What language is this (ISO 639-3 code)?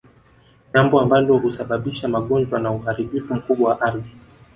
swa